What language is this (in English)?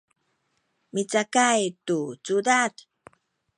Sakizaya